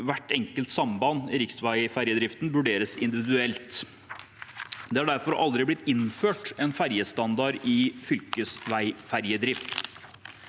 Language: Norwegian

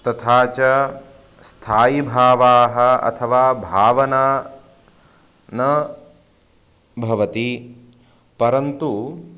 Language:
Sanskrit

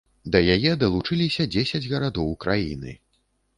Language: Belarusian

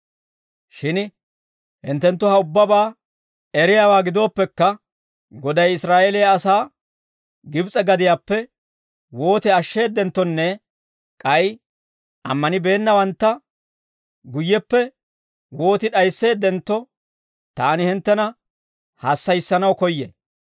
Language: Dawro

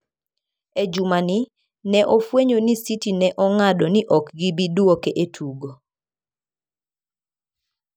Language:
Luo (Kenya and Tanzania)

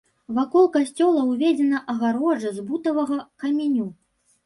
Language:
Belarusian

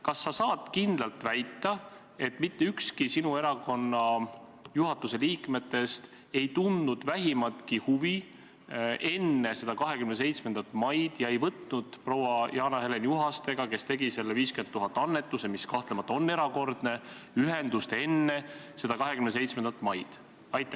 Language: Estonian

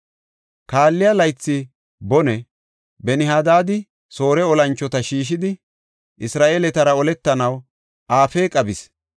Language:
Gofa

